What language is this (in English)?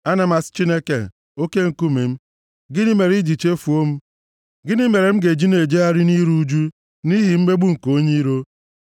Igbo